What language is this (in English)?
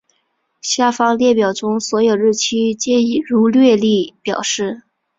Chinese